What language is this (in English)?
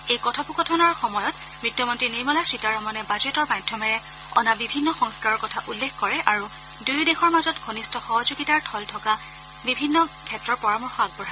Assamese